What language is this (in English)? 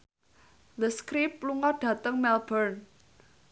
Javanese